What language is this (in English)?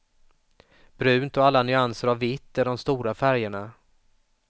Swedish